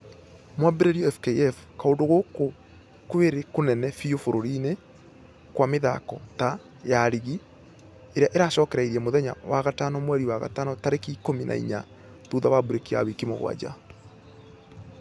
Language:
Kikuyu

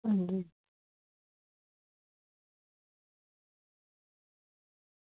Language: Dogri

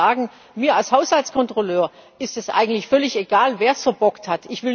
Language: German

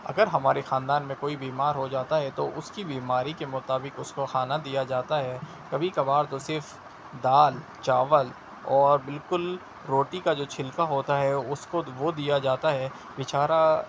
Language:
Urdu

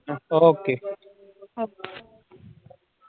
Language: Punjabi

